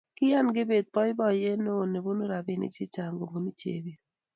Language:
Kalenjin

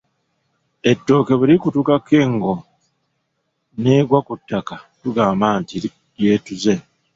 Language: Ganda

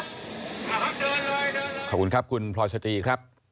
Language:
Thai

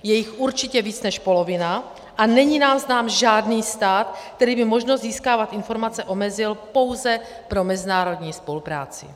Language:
Czech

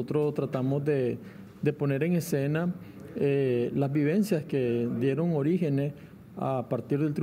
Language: Spanish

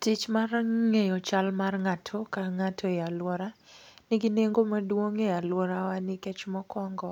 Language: Luo (Kenya and Tanzania)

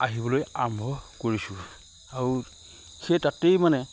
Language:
Assamese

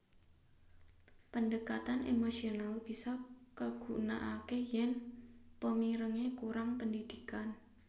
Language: Javanese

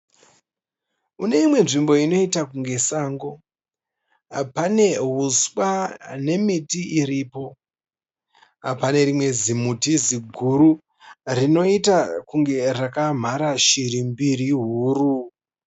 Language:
Shona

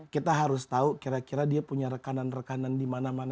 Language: Indonesian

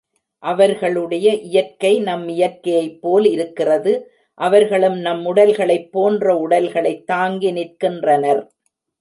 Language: Tamil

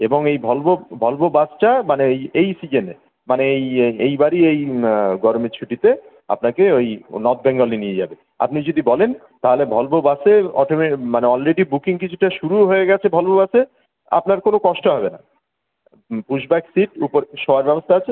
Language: Bangla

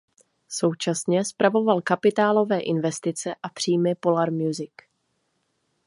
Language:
Czech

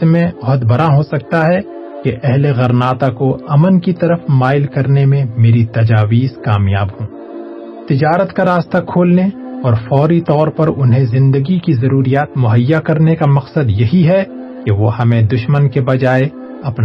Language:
Urdu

